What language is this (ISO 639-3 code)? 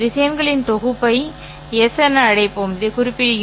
tam